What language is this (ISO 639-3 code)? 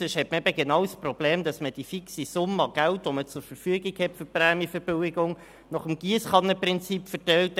gsw